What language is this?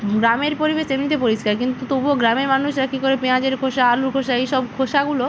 Bangla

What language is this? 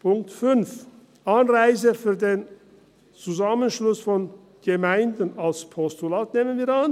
Swiss German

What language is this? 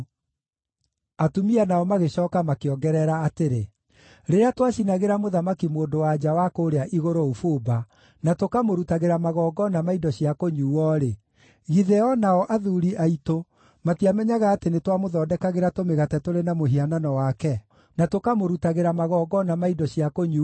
Kikuyu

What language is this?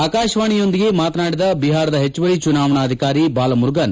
Kannada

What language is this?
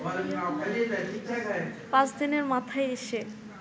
Bangla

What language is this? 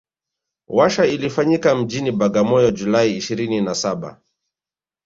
Swahili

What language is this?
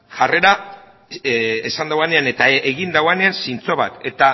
Basque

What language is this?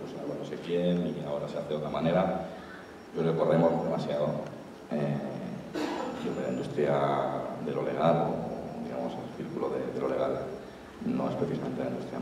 Spanish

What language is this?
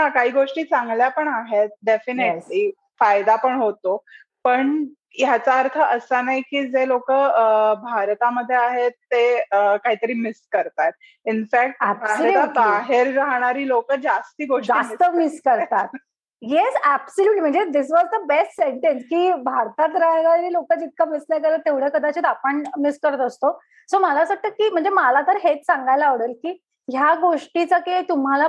Marathi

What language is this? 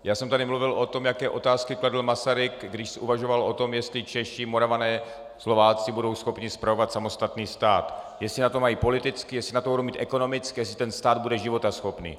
Czech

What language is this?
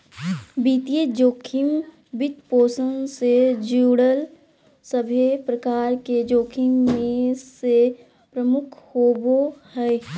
Magahi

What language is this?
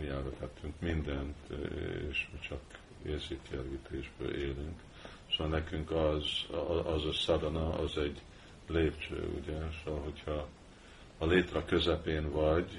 Hungarian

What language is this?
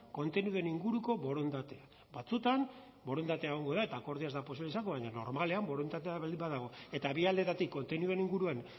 Basque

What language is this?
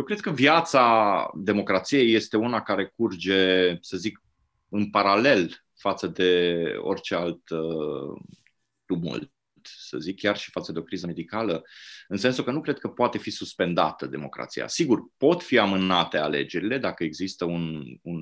Romanian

